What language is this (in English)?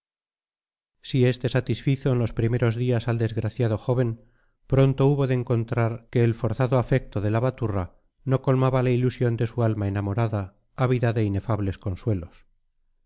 Spanish